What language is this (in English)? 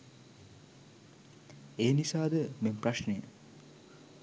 Sinhala